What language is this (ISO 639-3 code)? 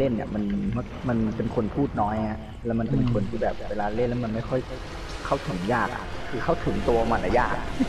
tha